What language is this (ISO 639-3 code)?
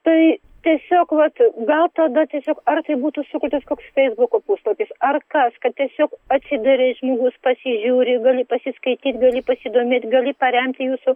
lit